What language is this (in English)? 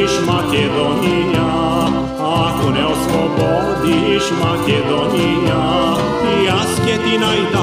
Romanian